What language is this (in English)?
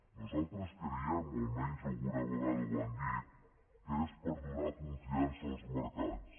Catalan